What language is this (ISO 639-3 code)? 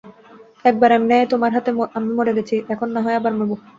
ben